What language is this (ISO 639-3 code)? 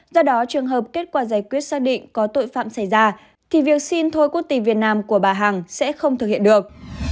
vie